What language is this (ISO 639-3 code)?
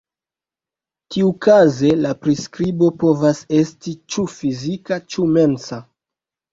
epo